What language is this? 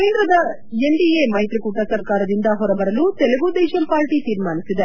Kannada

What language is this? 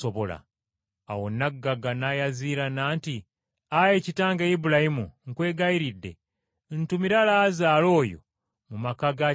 Ganda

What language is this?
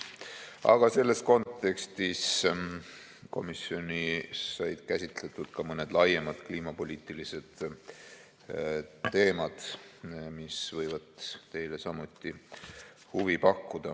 Estonian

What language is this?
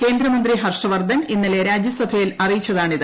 Malayalam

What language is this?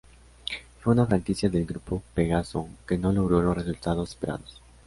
Spanish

